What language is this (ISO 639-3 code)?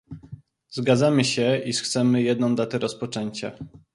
pol